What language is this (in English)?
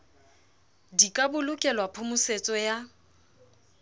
Southern Sotho